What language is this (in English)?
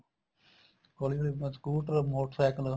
Punjabi